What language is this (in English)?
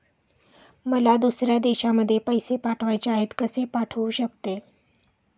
Marathi